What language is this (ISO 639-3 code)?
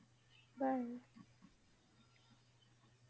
pan